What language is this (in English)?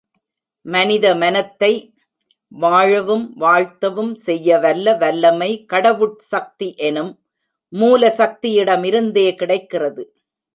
Tamil